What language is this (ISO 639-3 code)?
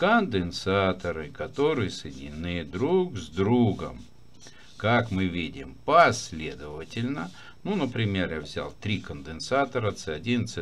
rus